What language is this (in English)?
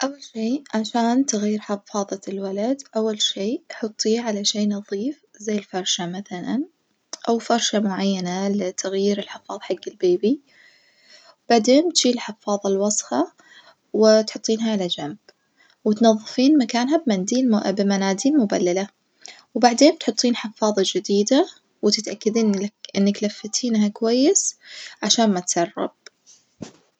Najdi Arabic